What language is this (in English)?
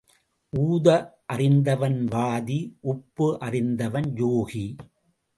Tamil